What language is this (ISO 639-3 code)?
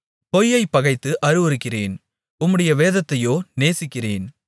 tam